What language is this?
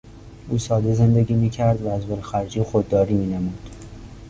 Persian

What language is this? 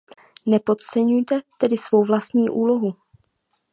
Czech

